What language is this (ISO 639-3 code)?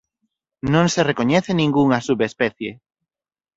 glg